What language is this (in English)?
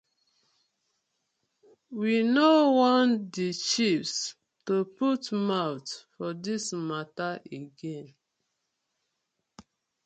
Nigerian Pidgin